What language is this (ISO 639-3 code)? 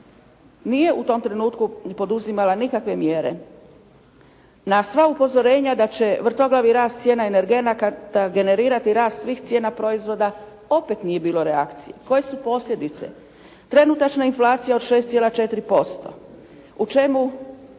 hrv